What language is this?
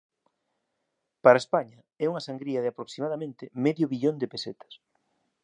Galician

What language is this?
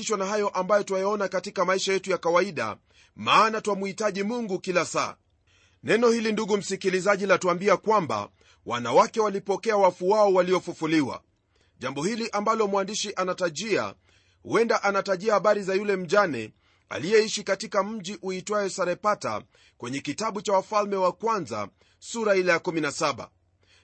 Swahili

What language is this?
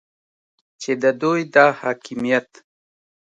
Pashto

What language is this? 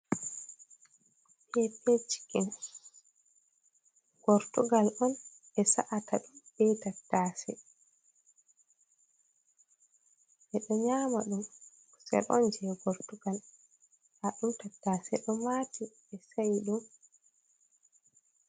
Fula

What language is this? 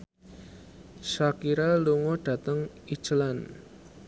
Javanese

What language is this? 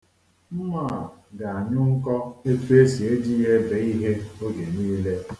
Igbo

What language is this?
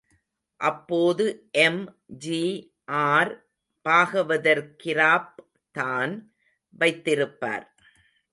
Tamil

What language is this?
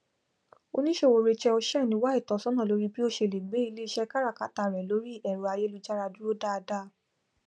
Yoruba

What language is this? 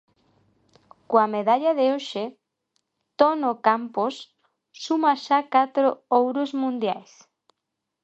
Galician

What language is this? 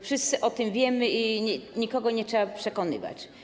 Polish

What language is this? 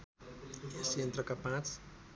Nepali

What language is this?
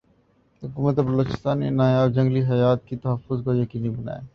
Urdu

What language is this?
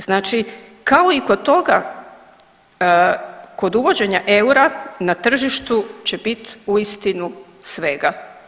Croatian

